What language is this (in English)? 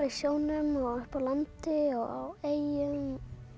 Icelandic